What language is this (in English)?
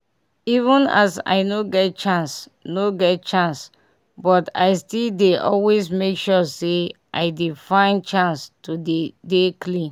Nigerian Pidgin